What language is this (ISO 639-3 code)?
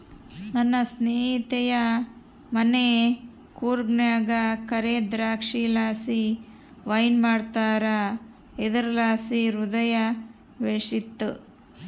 kan